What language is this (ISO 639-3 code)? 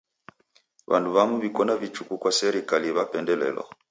dav